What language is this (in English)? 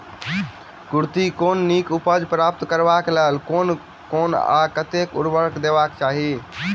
Maithili